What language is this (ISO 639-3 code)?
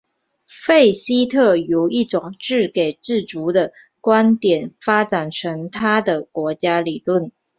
zho